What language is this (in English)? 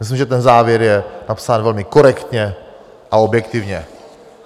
Czech